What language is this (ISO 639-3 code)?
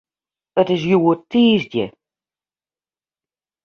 fry